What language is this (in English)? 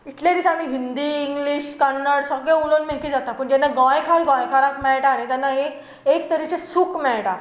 Konkani